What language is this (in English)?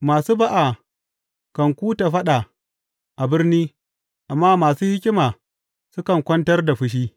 Hausa